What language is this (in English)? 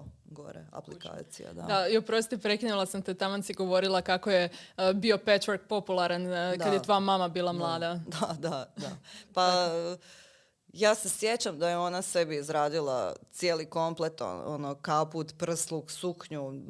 Croatian